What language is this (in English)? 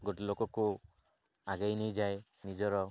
Odia